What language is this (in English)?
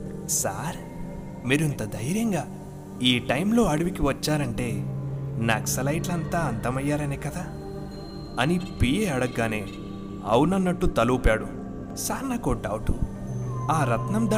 Telugu